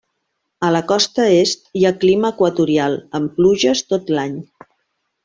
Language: Catalan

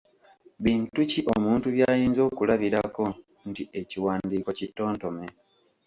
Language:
Ganda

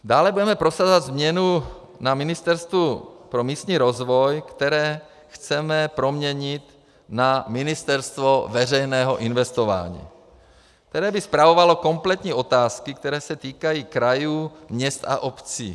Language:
Czech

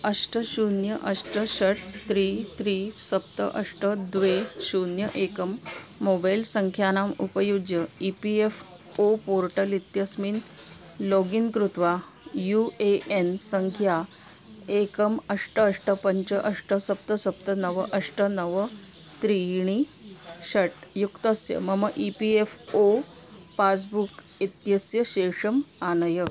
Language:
Sanskrit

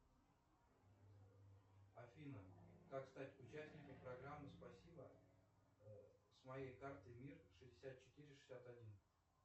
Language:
Russian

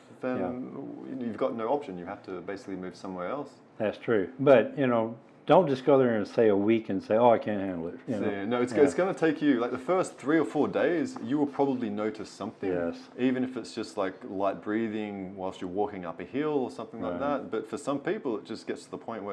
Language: English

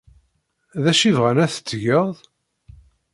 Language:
Kabyle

